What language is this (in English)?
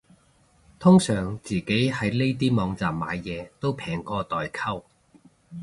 Cantonese